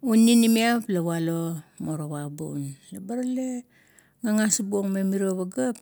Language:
Kuot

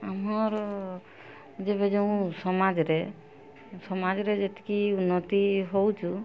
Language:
Odia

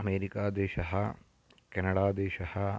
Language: Sanskrit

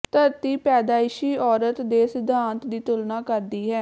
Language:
Punjabi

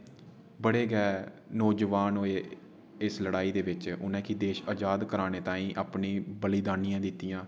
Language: Dogri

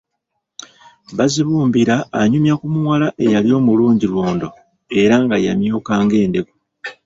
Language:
Ganda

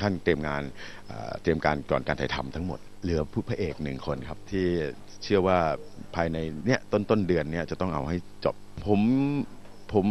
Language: Thai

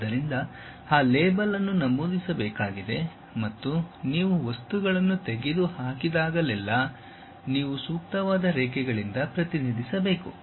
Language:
Kannada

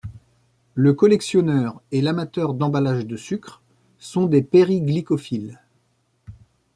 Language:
French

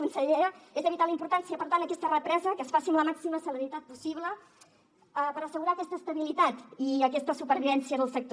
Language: Catalan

